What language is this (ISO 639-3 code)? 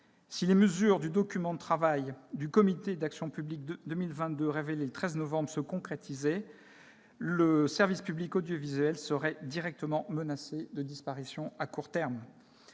fra